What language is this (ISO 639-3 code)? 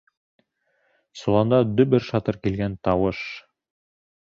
bak